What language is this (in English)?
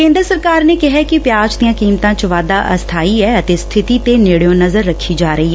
Punjabi